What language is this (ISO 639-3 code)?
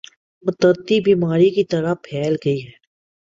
urd